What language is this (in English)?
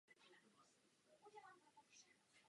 Czech